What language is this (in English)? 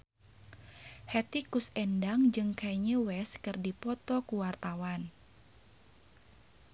Sundanese